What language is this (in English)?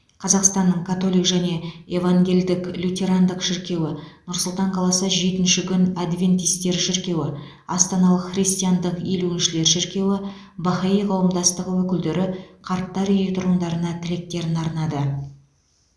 Kazakh